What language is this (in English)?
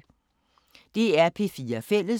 Danish